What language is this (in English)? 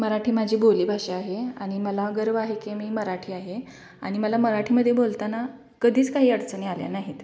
Marathi